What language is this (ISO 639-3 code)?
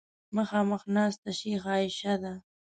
pus